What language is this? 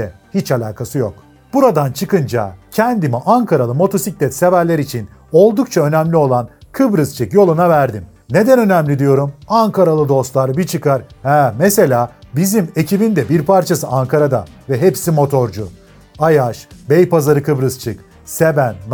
Turkish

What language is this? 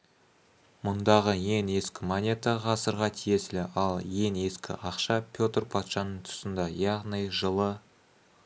Kazakh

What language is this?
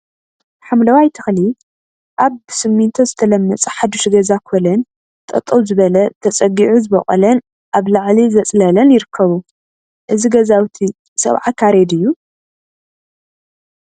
Tigrinya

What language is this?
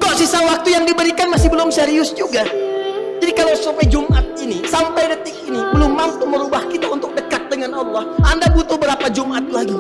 Indonesian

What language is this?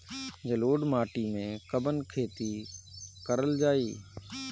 Bhojpuri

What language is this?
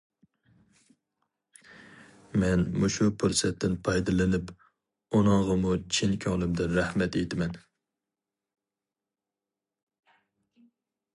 Uyghur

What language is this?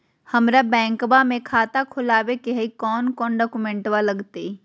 Magahi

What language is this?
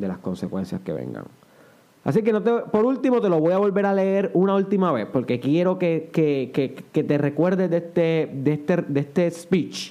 Spanish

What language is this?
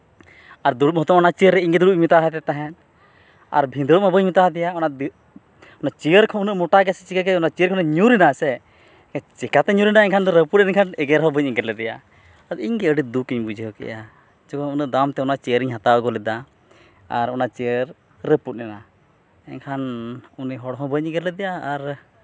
Santali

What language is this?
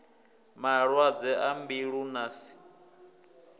Venda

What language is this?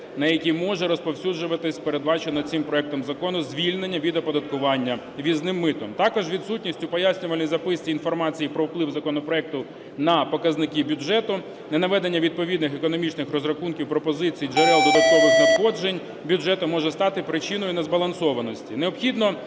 Ukrainian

